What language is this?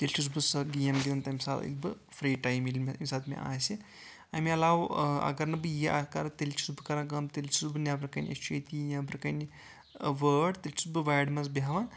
Kashmiri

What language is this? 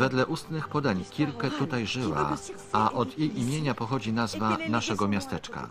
Polish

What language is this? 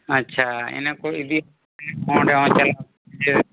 Santali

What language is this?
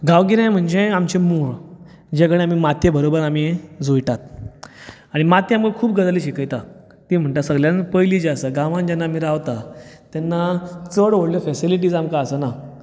Konkani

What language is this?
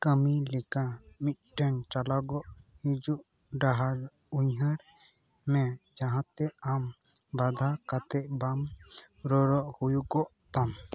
Santali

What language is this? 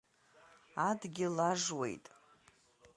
Abkhazian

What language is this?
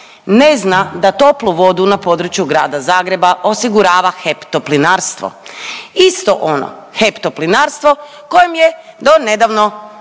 Croatian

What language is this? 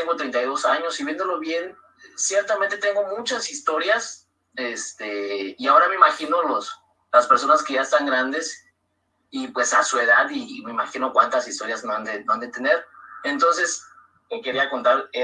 Spanish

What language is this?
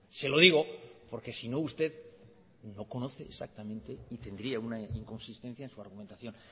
Spanish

